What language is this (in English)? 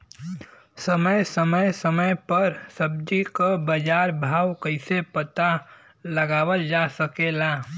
Bhojpuri